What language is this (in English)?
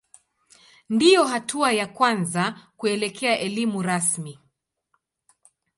Swahili